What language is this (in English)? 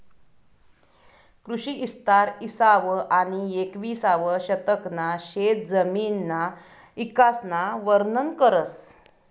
Marathi